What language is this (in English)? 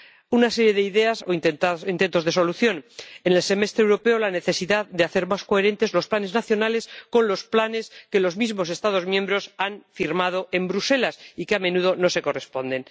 Spanish